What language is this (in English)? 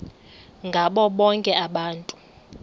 Xhosa